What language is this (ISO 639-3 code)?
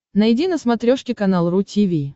rus